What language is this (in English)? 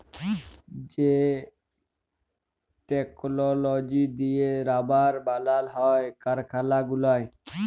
Bangla